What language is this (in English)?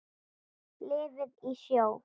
Icelandic